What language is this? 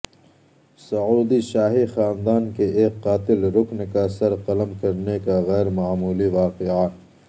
Urdu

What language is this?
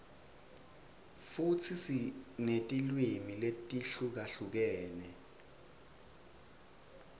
Swati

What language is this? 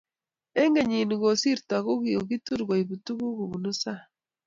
Kalenjin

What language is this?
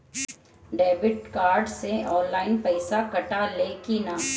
Bhojpuri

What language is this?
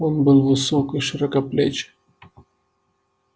Russian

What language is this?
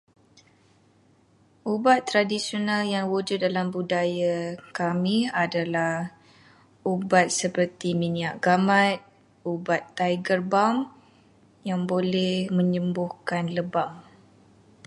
Malay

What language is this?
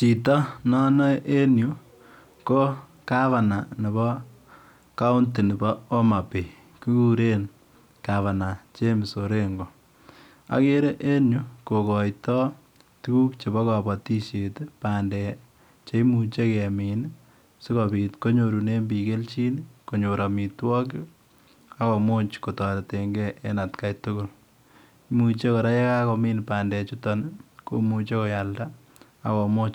Kalenjin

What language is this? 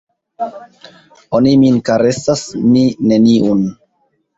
Esperanto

